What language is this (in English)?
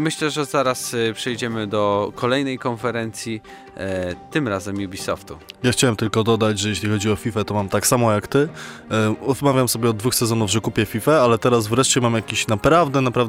Polish